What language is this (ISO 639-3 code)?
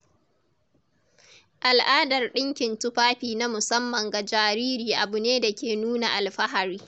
hau